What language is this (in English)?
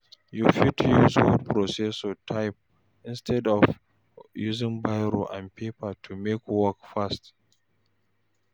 Nigerian Pidgin